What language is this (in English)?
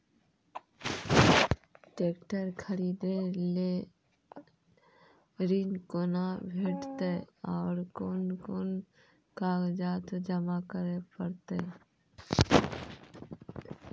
Maithili